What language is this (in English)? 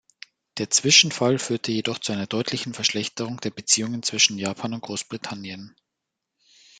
German